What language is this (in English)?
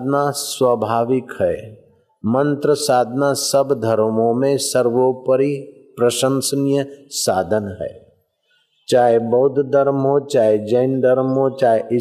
Hindi